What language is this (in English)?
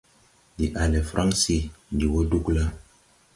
Tupuri